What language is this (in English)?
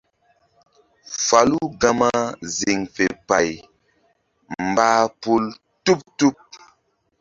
Mbum